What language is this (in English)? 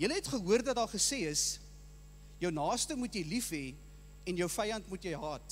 Dutch